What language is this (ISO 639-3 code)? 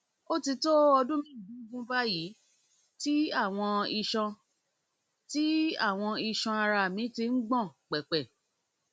yor